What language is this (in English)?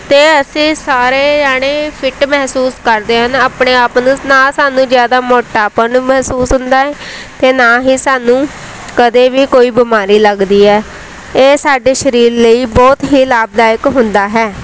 Punjabi